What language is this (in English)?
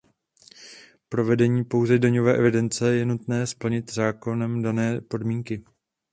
Czech